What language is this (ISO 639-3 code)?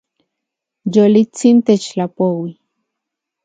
ncx